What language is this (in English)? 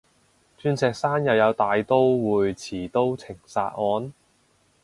Cantonese